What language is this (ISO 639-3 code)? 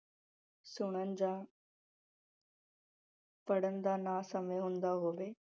pan